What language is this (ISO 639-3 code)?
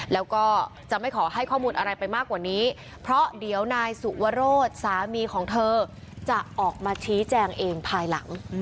tha